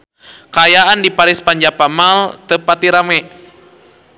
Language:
Sundanese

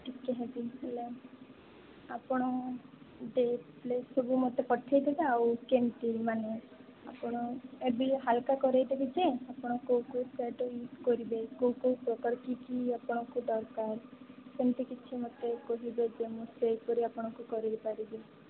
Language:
Odia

